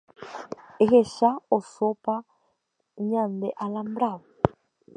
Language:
Guarani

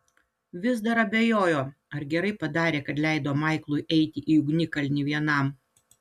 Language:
Lithuanian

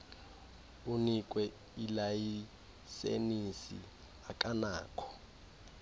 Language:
Xhosa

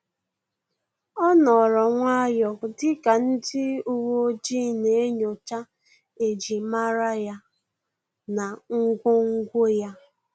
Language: Igbo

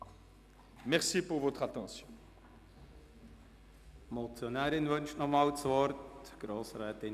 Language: Swiss German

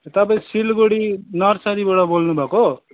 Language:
Nepali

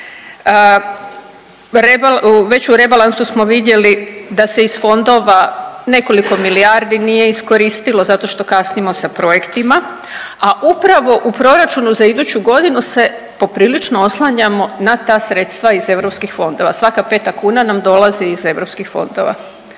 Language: Croatian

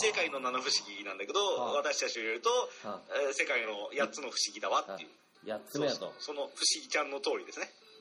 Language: Japanese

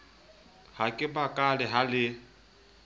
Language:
Southern Sotho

